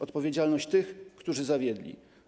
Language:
Polish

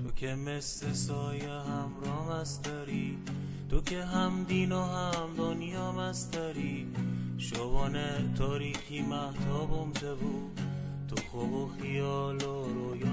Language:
Persian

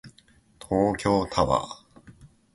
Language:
Japanese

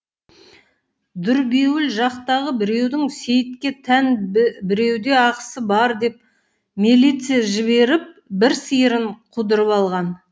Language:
Kazakh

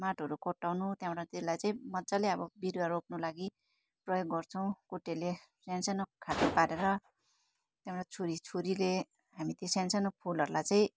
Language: Nepali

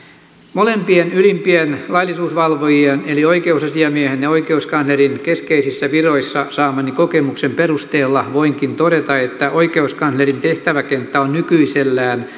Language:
Finnish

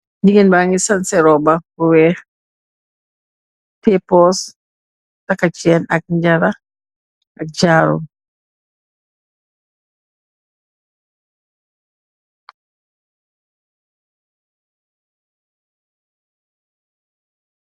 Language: Wolof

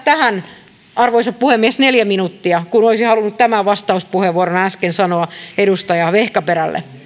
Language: Finnish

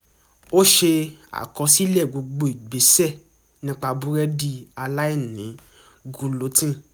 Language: Yoruba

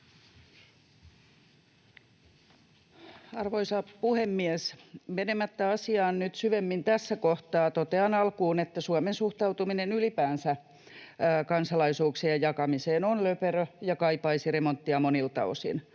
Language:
Finnish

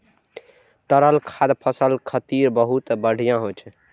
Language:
Maithili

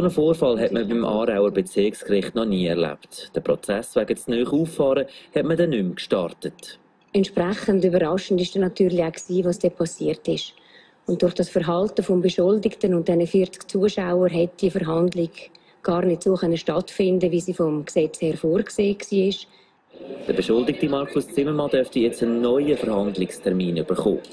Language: German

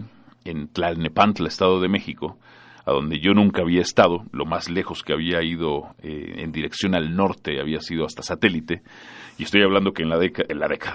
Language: Spanish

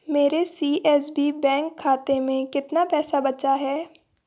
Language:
Hindi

